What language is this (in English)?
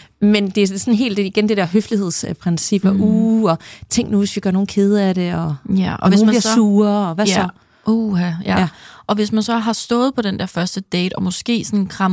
Danish